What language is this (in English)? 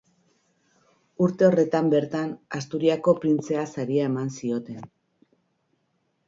Basque